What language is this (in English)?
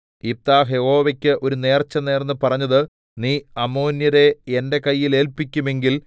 Malayalam